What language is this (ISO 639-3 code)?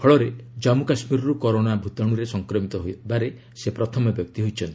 ori